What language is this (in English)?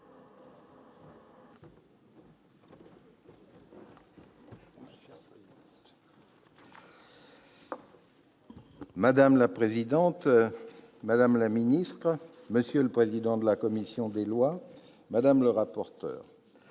French